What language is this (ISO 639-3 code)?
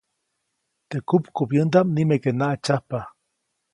zoc